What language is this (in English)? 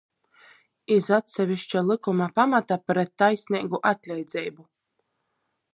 Latgalian